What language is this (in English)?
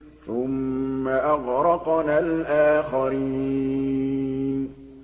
Arabic